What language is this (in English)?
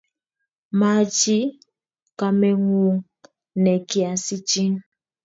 Kalenjin